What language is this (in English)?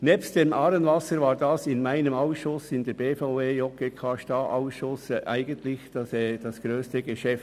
Swiss German